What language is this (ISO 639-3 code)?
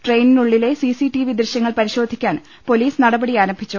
mal